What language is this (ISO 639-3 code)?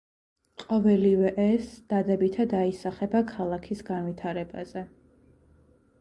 kat